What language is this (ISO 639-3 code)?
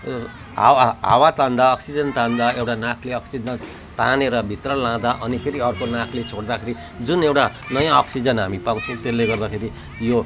nep